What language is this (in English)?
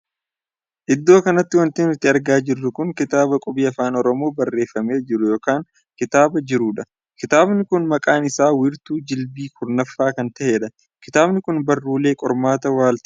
Oromo